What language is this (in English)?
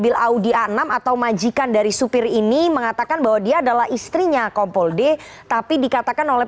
Indonesian